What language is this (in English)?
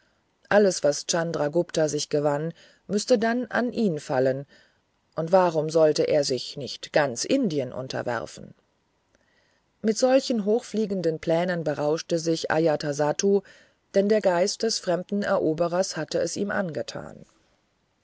German